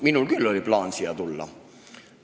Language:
Estonian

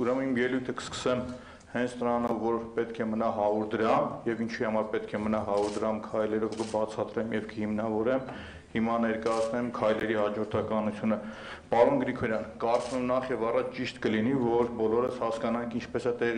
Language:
Romanian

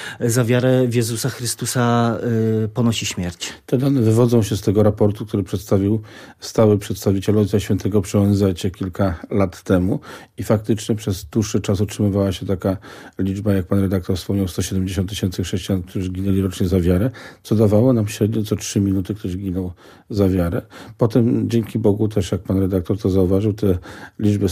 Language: Polish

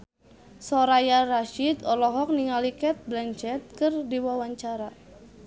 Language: Sundanese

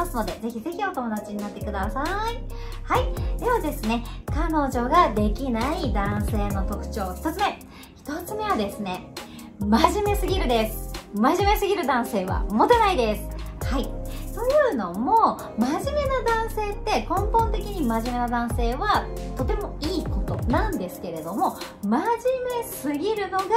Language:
Japanese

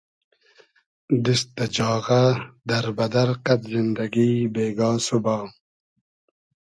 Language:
Hazaragi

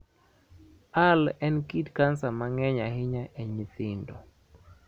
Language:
Luo (Kenya and Tanzania)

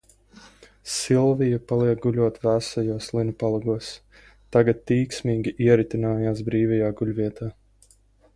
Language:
Latvian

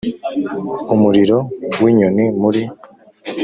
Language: Kinyarwanda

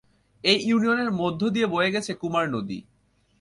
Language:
Bangla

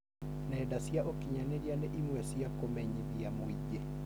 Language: Kikuyu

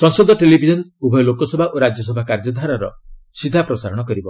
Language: Odia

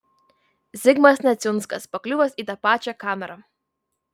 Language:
Lithuanian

